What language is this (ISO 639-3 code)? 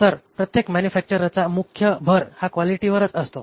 mar